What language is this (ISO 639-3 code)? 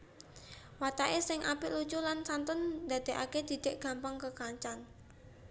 jav